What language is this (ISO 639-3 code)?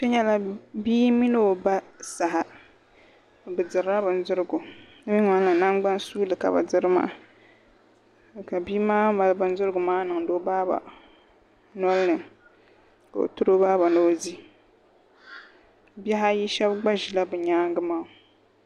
dag